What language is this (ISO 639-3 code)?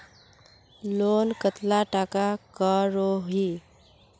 mag